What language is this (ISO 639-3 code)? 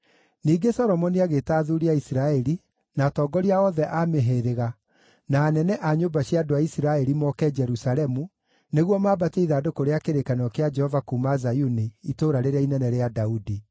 kik